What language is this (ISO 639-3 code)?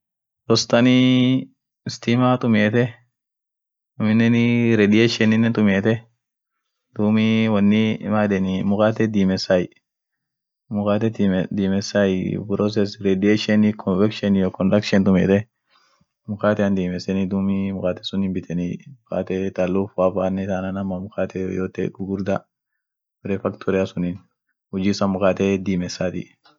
orc